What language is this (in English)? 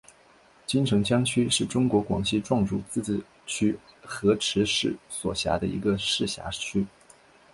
Chinese